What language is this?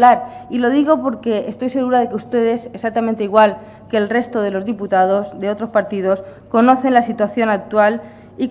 Spanish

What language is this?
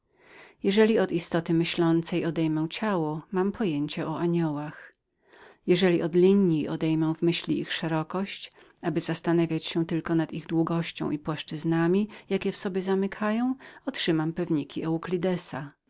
Polish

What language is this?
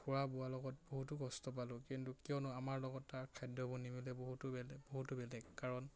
Assamese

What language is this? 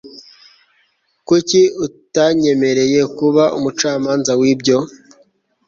Kinyarwanda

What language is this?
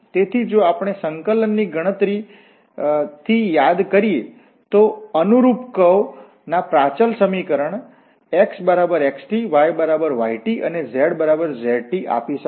Gujarati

